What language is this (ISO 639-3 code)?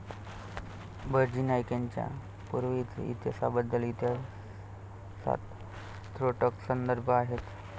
mar